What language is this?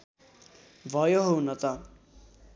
Nepali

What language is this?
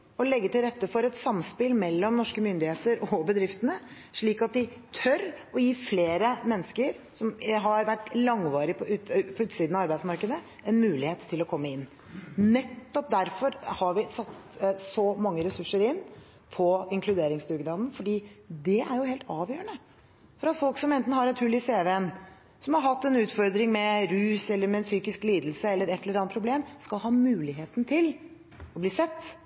Norwegian Bokmål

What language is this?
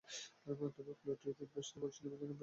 Bangla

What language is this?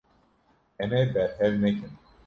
Kurdish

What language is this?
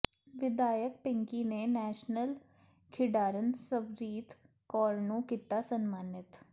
Punjabi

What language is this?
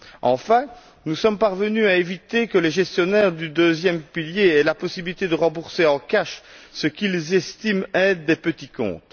French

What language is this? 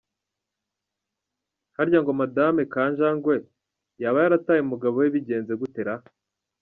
Kinyarwanda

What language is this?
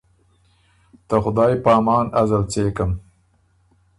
Ormuri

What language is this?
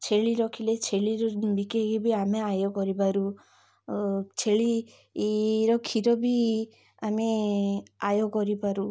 Odia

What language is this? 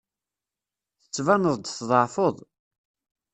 Kabyle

